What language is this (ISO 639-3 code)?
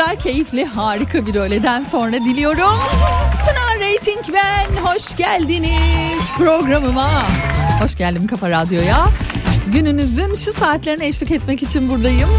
tur